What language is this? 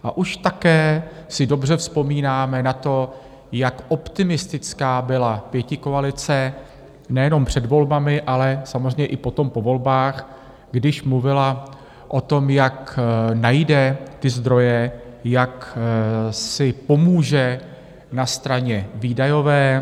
Czech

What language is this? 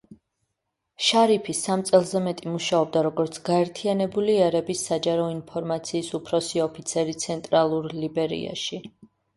Georgian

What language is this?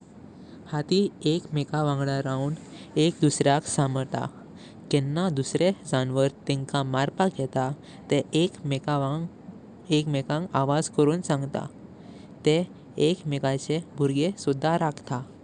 Konkani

